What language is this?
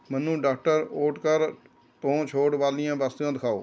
Punjabi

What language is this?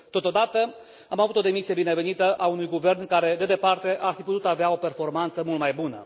Romanian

